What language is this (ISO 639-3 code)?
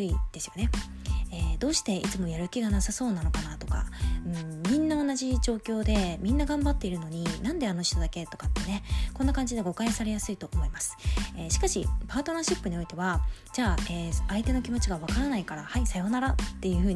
jpn